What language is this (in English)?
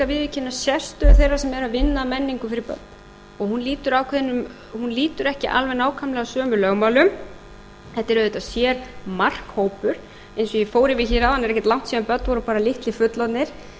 Icelandic